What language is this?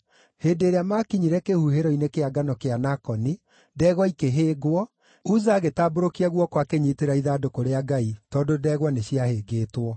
Kikuyu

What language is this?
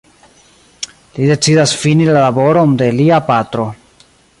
Esperanto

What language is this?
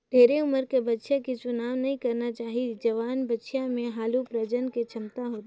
Chhattisgarhi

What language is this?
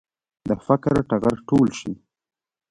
Pashto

